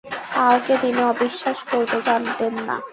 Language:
Bangla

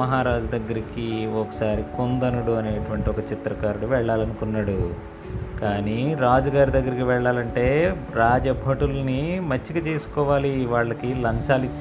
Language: Telugu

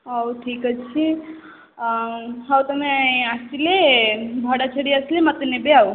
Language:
Odia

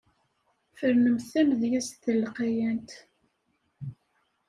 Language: Kabyle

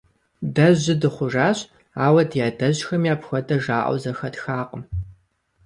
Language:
Kabardian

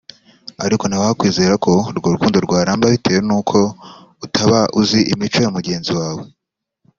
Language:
Kinyarwanda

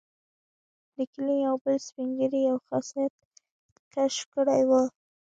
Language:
Pashto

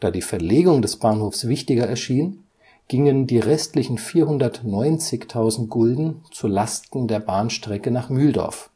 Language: German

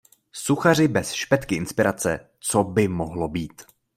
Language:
Czech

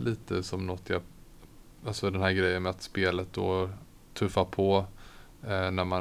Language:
Swedish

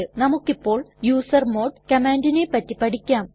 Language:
Malayalam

